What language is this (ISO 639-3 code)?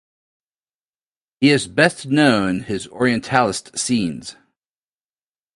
eng